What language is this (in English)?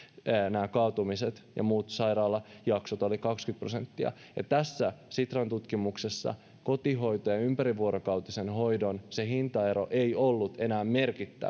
Finnish